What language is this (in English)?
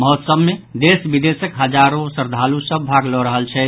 Maithili